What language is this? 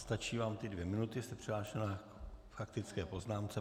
Czech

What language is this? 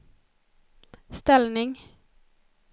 Swedish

